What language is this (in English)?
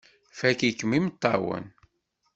Kabyle